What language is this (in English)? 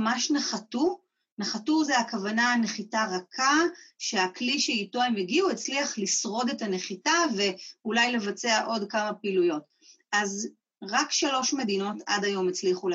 Hebrew